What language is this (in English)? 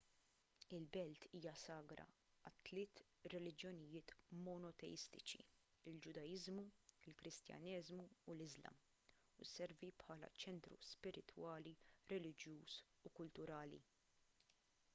Maltese